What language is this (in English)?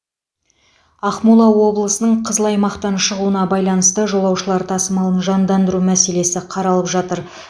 Kazakh